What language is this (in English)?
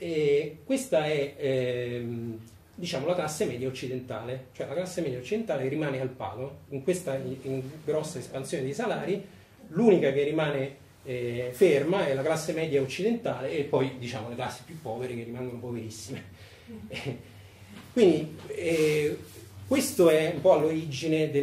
Italian